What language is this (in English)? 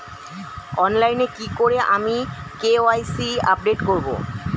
Bangla